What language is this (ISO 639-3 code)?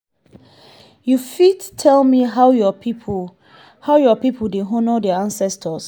pcm